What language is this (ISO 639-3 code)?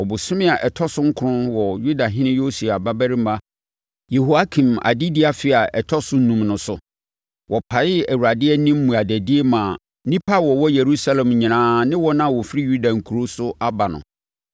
aka